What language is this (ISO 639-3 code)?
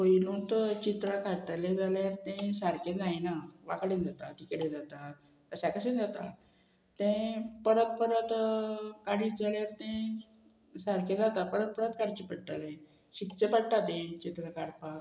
kok